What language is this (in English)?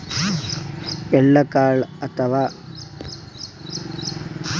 Kannada